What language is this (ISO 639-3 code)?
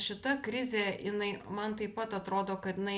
lit